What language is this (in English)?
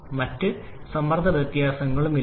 Malayalam